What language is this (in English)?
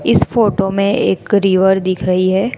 Hindi